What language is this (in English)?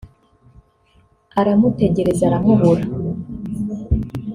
Kinyarwanda